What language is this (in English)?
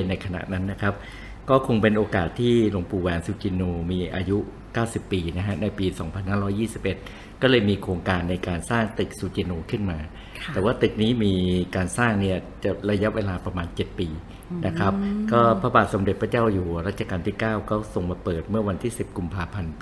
Thai